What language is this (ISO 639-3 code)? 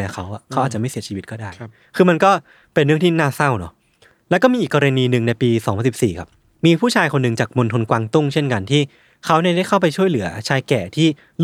tha